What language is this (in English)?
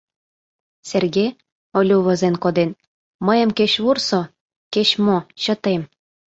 Mari